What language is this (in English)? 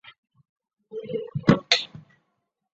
Chinese